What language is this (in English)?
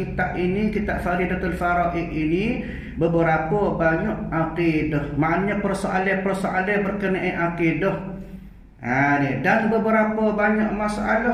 Malay